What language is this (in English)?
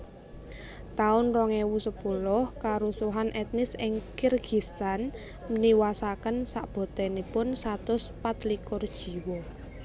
Javanese